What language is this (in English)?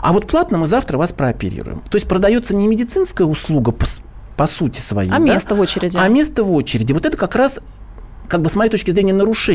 Russian